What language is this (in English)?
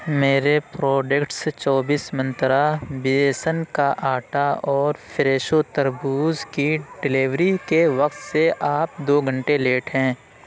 Urdu